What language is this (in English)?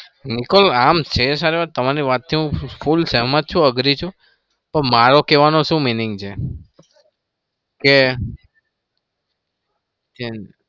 Gujarati